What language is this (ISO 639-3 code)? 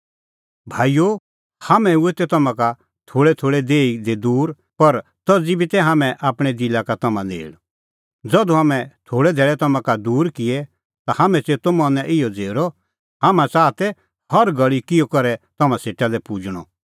kfx